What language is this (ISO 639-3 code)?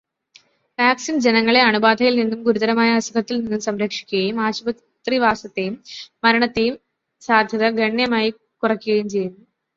mal